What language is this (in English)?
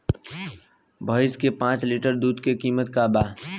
Bhojpuri